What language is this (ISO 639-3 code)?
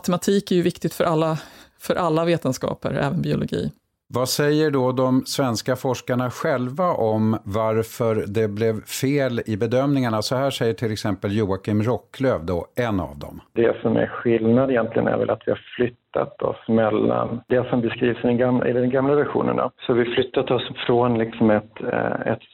swe